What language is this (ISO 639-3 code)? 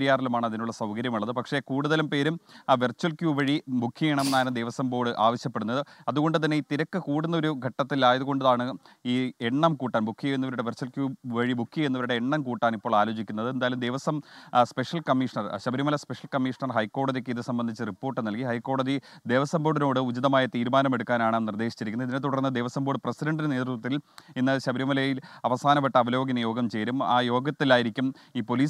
mal